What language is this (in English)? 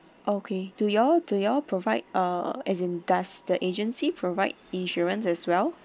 English